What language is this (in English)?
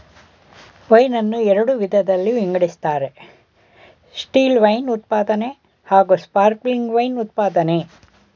Kannada